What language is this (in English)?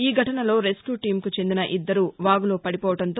Telugu